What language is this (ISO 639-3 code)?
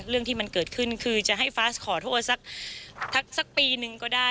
tha